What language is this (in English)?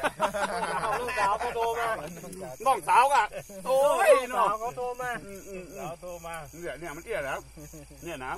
Thai